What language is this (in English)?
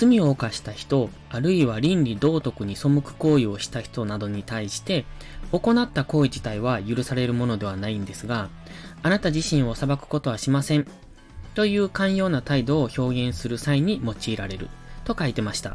Japanese